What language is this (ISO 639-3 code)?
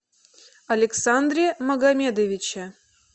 rus